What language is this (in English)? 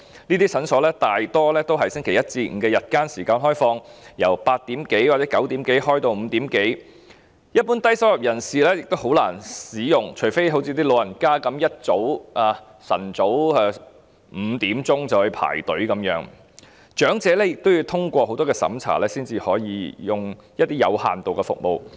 Cantonese